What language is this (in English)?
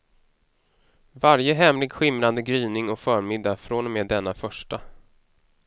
Swedish